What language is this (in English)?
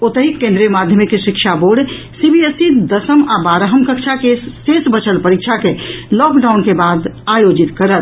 Maithili